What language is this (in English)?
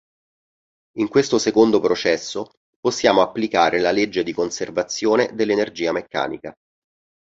Italian